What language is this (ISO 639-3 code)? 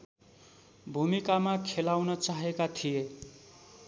nep